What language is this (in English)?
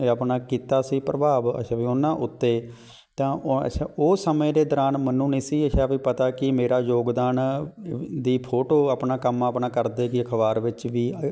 Punjabi